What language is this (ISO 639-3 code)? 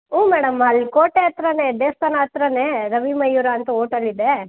kan